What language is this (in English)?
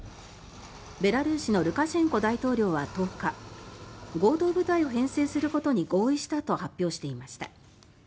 Japanese